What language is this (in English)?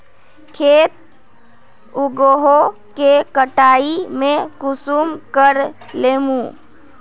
Magahi